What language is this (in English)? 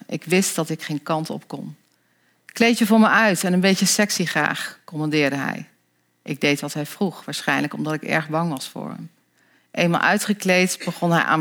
Dutch